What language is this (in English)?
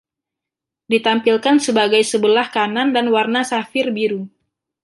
Indonesian